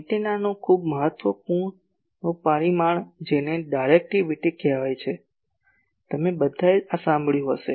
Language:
Gujarati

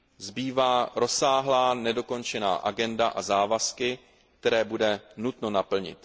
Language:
Czech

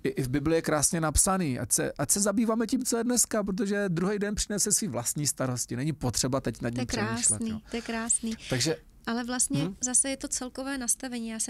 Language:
Czech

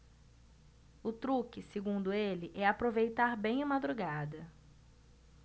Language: Portuguese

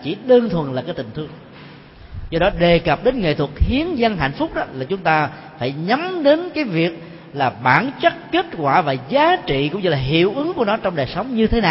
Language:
Vietnamese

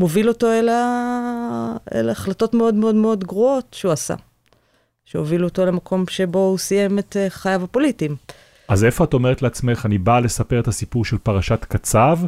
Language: Hebrew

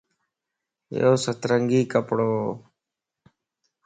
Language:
Lasi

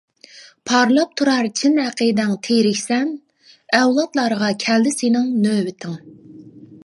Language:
Uyghur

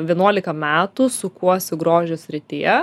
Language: Lithuanian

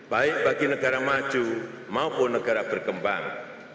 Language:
Indonesian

